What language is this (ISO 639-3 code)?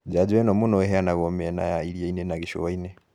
kik